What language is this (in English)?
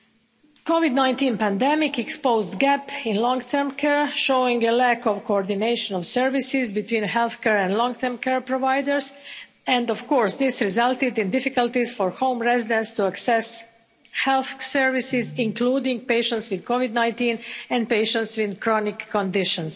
English